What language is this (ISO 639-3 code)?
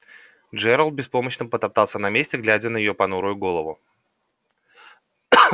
rus